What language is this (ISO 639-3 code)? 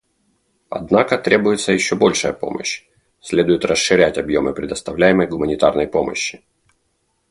rus